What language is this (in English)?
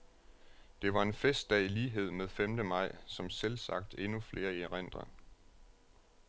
Danish